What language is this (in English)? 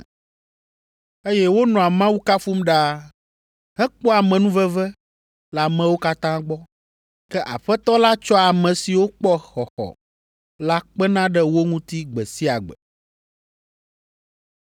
Ewe